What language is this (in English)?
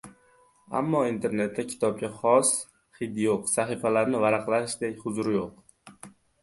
Uzbek